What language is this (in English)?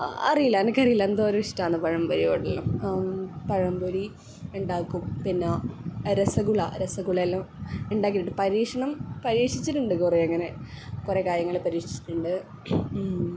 Malayalam